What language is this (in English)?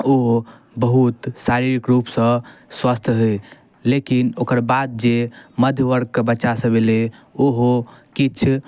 Maithili